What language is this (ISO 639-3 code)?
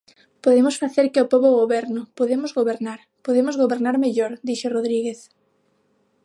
glg